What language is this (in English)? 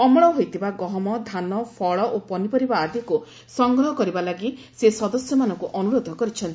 Odia